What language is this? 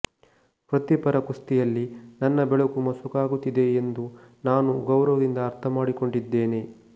Kannada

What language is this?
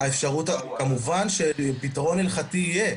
Hebrew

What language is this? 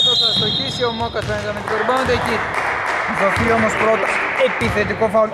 Greek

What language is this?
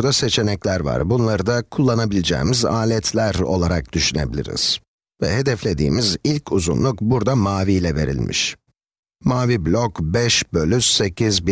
Turkish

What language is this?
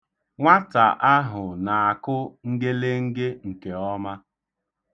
Igbo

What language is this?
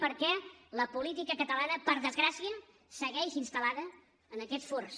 Catalan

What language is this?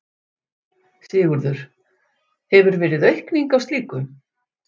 Icelandic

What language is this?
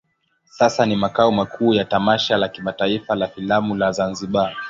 Swahili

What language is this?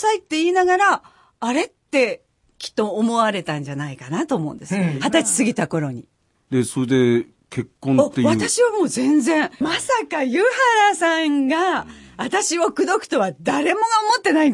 Japanese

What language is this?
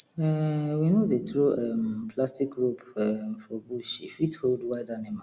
Nigerian Pidgin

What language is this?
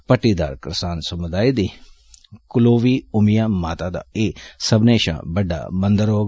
Dogri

